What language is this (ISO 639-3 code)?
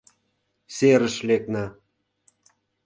chm